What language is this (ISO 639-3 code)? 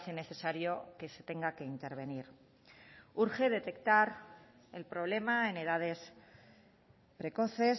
spa